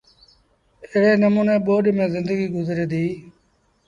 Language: Sindhi Bhil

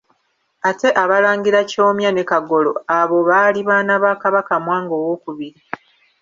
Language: Ganda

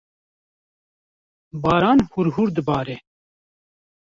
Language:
Kurdish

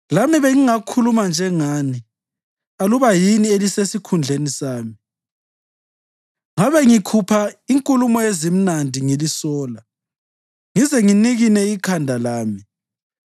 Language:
North Ndebele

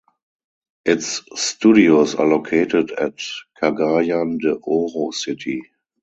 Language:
English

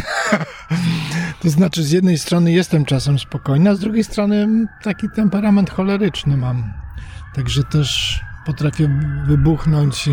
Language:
Polish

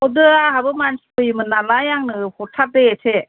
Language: Bodo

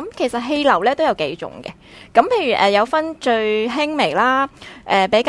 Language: Chinese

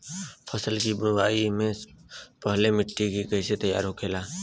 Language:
Bhojpuri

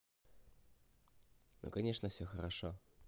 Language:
Russian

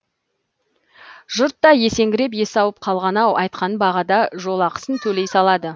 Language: Kazakh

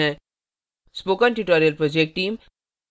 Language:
Hindi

